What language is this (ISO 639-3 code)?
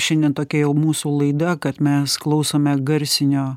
lit